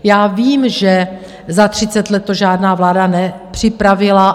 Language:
Czech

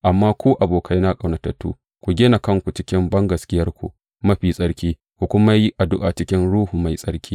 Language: Hausa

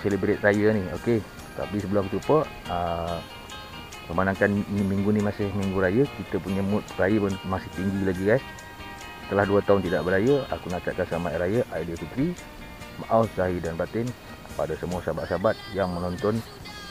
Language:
Malay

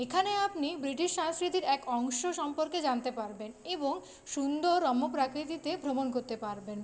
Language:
Bangla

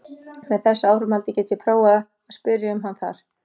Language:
Icelandic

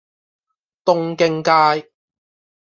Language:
Cantonese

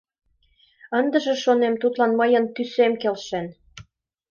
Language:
Mari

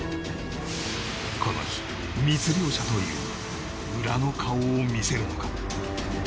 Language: Japanese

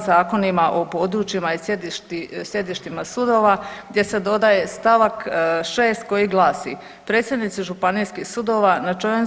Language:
Croatian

